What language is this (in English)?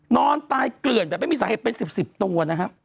Thai